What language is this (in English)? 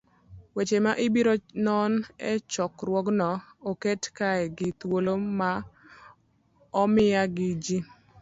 Luo (Kenya and Tanzania)